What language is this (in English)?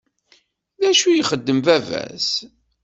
Kabyle